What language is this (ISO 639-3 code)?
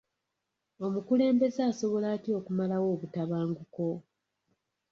lug